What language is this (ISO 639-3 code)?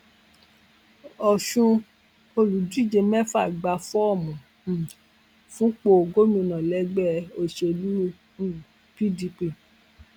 yor